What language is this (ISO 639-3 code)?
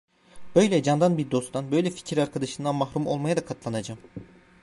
tur